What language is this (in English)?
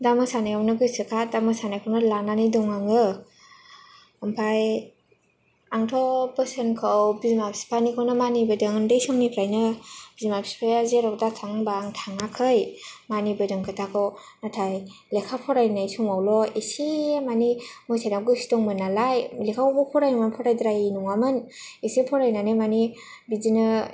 Bodo